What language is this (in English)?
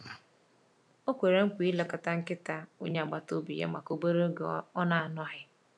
Igbo